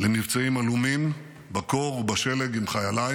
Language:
Hebrew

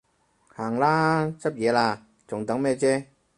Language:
Cantonese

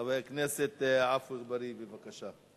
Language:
Hebrew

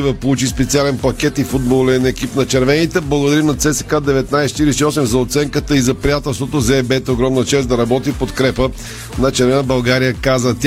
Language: Bulgarian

